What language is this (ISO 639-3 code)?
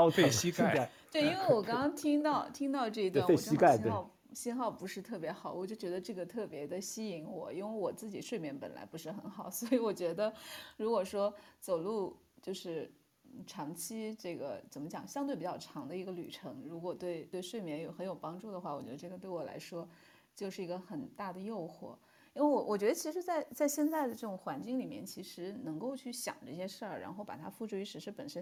zho